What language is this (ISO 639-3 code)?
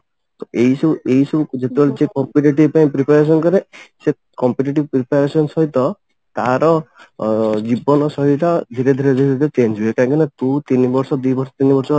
ori